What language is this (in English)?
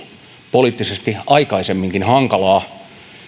Finnish